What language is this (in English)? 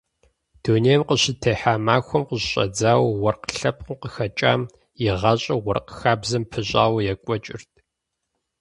Kabardian